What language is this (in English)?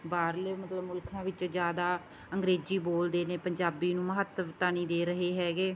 Punjabi